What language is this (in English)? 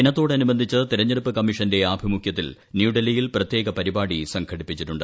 Malayalam